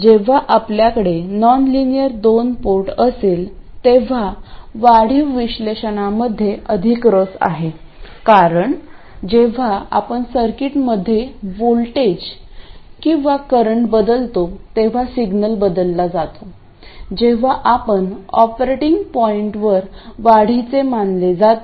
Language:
Marathi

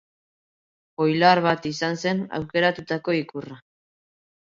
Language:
Basque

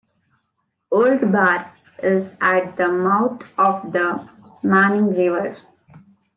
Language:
English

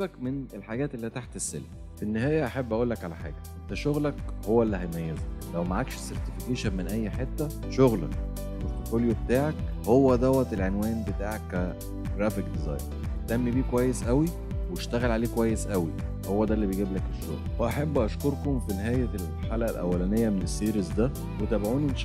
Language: Arabic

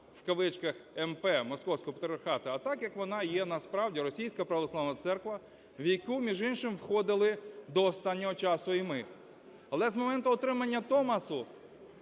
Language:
Ukrainian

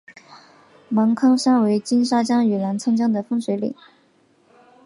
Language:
Chinese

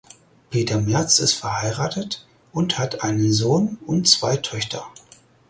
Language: German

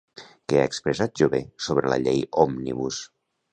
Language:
Catalan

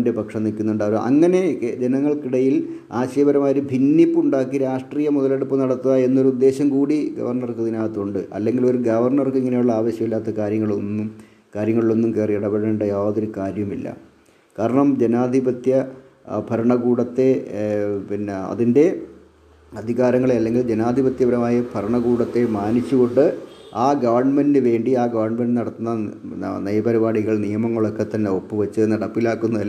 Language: Malayalam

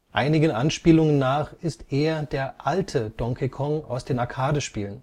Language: German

